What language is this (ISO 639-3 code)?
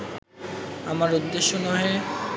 ben